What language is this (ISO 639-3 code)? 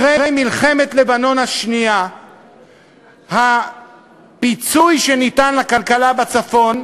heb